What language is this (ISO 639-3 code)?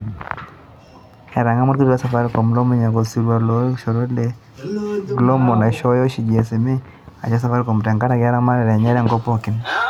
mas